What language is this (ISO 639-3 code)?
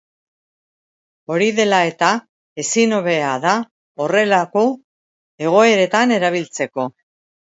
eus